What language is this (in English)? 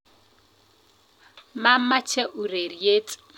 Kalenjin